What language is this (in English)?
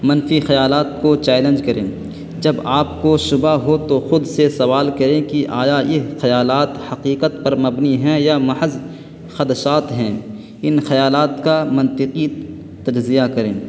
Urdu